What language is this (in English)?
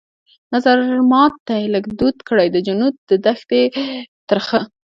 Pashto